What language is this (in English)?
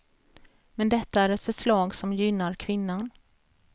Swedish